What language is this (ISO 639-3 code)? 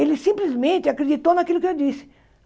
por